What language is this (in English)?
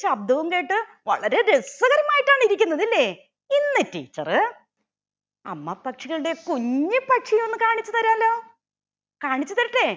Malayalam